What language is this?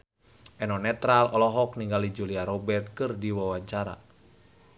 Sundanese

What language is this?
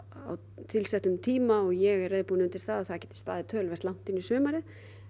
Icelandic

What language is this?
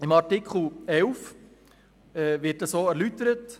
Swiss German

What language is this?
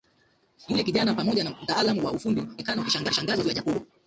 Swahili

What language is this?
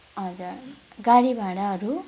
Nepali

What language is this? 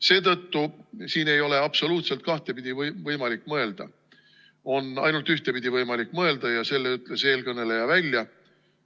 Estonian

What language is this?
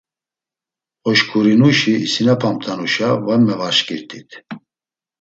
Laz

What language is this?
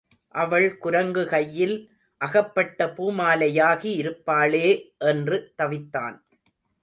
Tamil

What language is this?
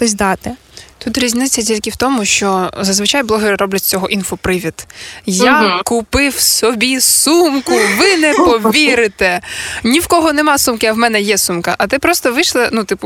Ukrainian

